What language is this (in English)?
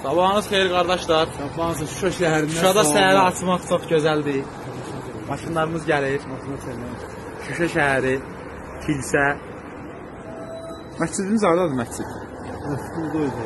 Turkish